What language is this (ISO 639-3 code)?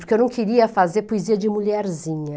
por